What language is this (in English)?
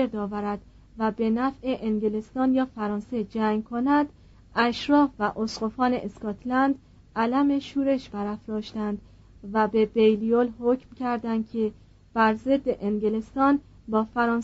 Persian